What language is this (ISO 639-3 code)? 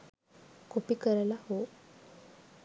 sin